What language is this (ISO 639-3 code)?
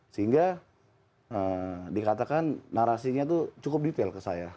ind